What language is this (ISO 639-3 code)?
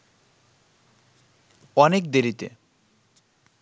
ben